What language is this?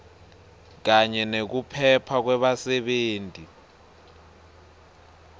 Swati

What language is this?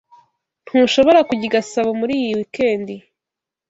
Kinyarwanda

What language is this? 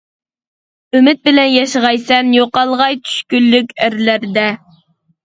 Uyghur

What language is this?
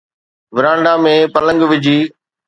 Sindhi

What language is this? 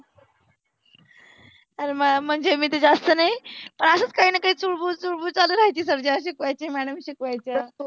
Marathi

